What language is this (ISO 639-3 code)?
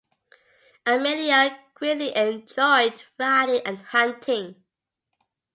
eng